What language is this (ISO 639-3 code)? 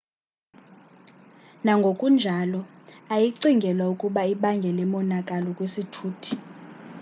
xho